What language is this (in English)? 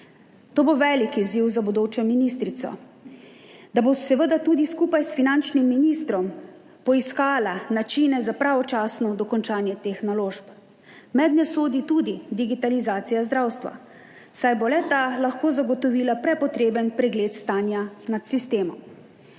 Slovenian